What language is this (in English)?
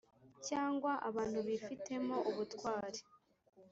Kinyarwanda